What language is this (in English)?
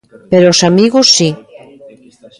Galician